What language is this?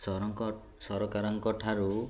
Odia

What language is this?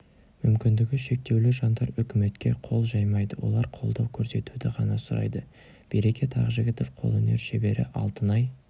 Kazakh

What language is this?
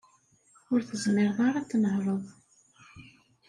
Kabyle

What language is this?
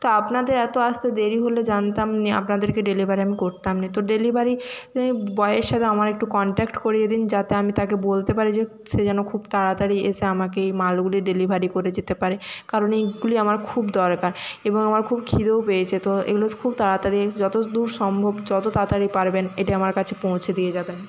Bangla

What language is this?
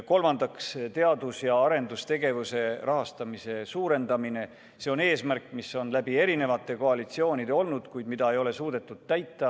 Estonian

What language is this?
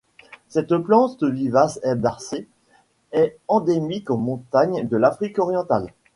French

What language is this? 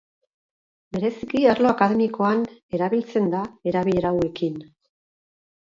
Basque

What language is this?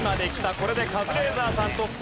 Japanese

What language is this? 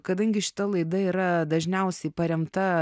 Lithuanian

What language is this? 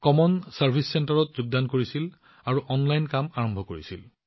Assamese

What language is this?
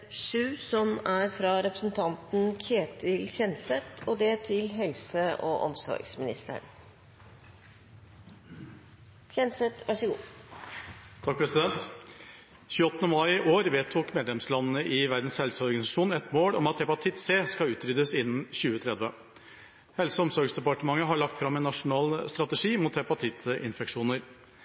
Norwegian Bokmål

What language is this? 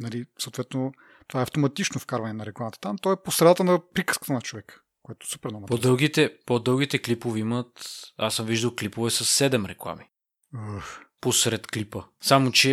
Bulgarian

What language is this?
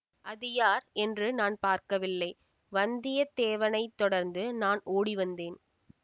Tamil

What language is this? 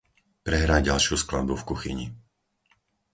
Slovak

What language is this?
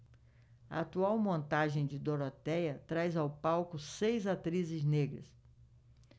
Portuguese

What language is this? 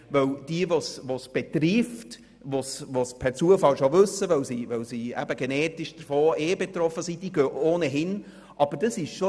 Swiss German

